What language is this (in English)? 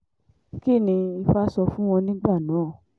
Yoruba